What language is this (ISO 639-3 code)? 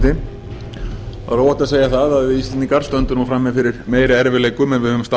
isl